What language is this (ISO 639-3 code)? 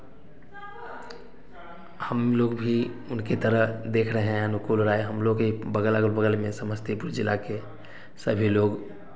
hin